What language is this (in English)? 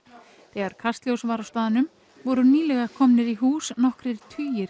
Icelandic